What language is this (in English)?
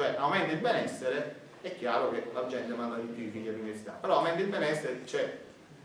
Italian